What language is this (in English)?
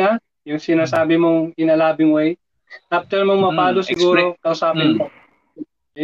Filipino